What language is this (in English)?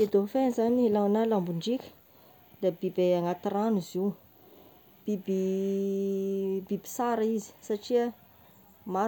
Tesaka Malagasy